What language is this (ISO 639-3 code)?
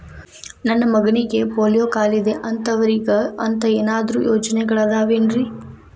kan